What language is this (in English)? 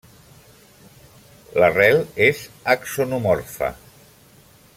Catalan